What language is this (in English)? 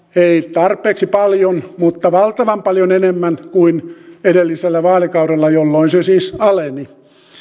Finnish